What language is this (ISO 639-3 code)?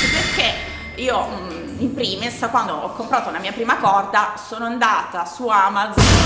ita